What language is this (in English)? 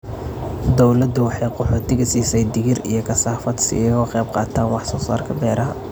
Somali